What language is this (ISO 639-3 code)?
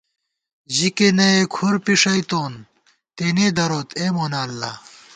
gwt